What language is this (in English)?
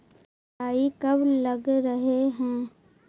Magahi